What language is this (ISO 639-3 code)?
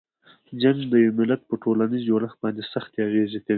pus